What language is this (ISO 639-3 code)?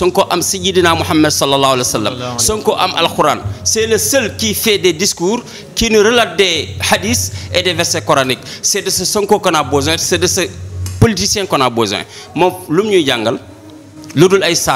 fra